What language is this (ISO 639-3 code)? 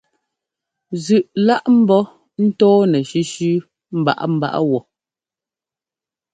jgo